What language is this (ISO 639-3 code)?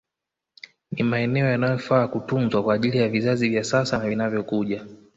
swa